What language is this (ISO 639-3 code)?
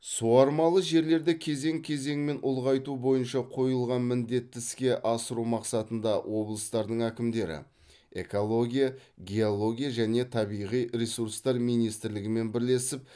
kaz